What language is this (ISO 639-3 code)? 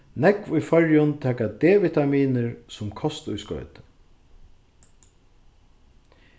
fao